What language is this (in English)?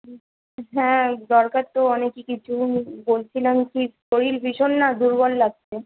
Bangla